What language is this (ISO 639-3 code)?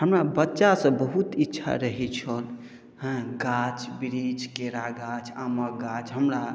mai